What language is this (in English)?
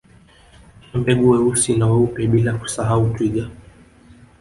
Swahili